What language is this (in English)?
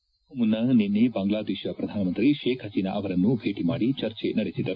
Kannada